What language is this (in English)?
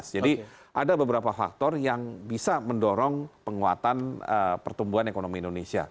Indonesian